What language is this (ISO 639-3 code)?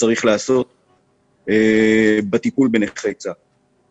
heb